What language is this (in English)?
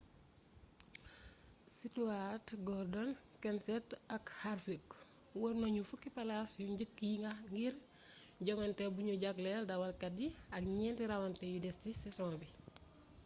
Wolof